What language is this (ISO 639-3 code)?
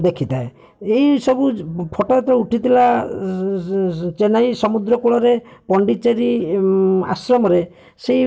ori